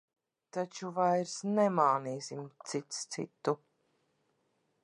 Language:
Latvian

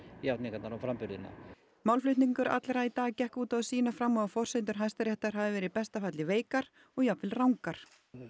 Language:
Icelandic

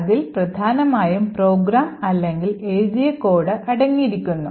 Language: Malayalam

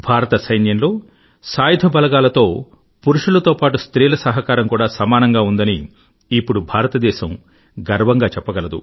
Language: Telugu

